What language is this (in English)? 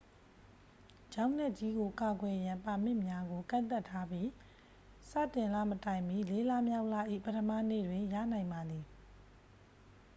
Burmese